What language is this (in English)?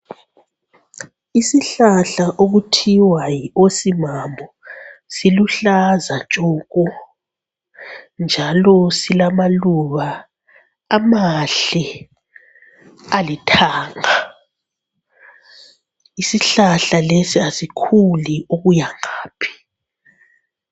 North Ndebele